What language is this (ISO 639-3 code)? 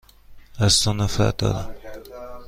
fas